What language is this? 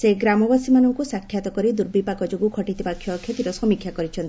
Odia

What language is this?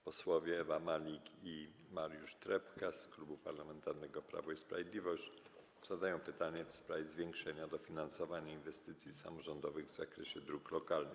Polish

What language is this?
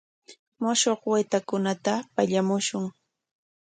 Corongo Ancash Quechua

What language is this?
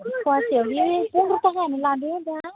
Bodo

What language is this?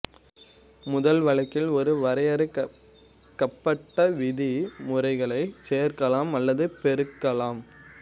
Tamil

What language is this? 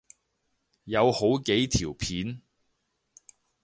Cantonese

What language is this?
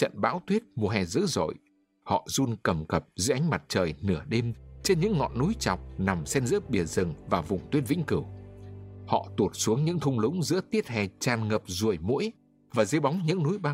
Vietnamese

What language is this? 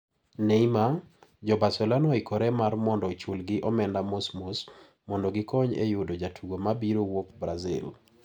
Luo (Kenya and Tanzania)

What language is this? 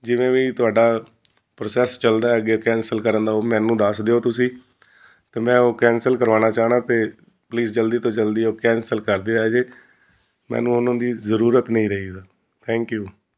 Punjabi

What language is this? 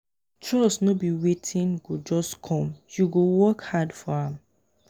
Nigerian Pidgin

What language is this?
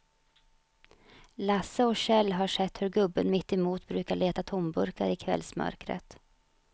Swedish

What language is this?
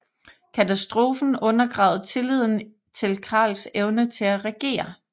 Danish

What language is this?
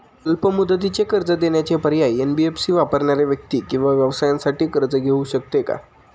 Marathi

